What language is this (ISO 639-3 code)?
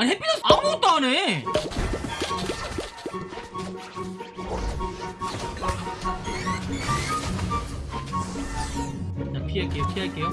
kor